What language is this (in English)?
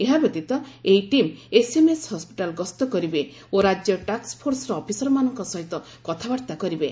Odia